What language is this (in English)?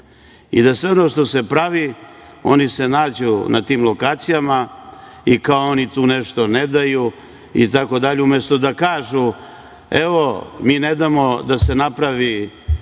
Serbian